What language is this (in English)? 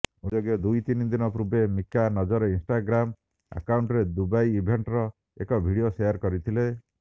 Odia